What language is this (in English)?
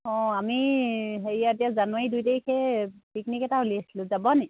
Assamese